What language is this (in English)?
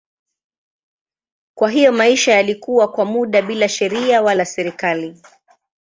Swahili